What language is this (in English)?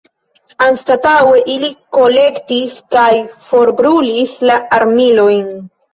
Esperanto